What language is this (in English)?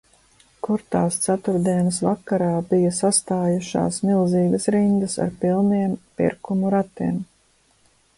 Latvian